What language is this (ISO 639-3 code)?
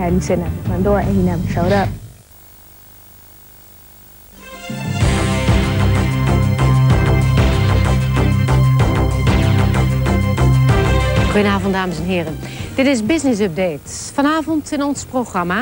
nld